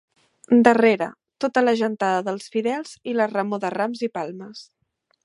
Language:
Catalan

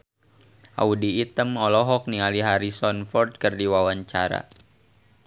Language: Sundanese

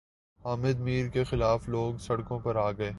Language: Urdu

